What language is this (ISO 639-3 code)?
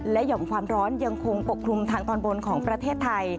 tha